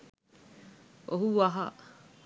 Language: Sinhala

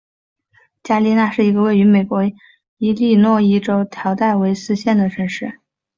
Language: Chinese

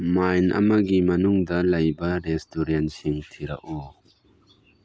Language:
Manipuri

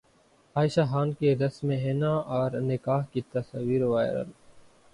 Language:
Urdu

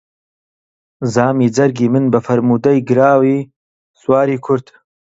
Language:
Central Kurdish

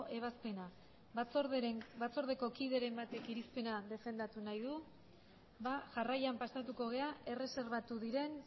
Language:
Basque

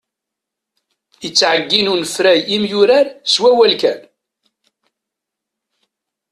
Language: Kabyle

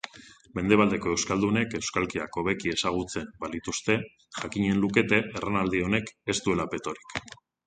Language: Basque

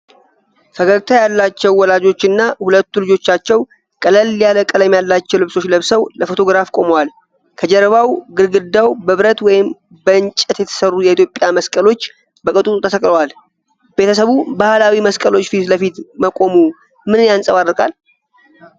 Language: Amharic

